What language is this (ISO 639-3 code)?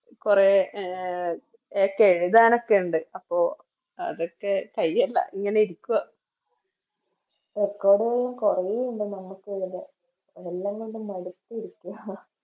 mal